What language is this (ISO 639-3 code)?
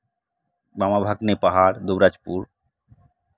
sat